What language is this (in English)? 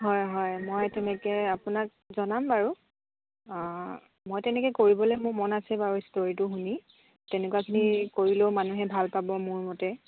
Assamese